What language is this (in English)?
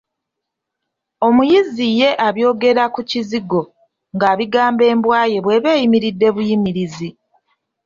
Ganda